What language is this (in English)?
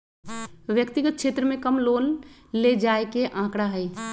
Magahi